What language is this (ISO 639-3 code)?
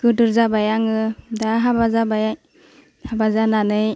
brx